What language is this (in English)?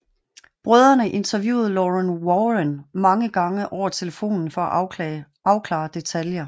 Danish